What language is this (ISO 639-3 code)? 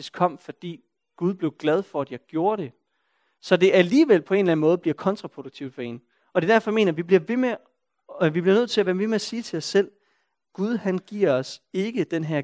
dan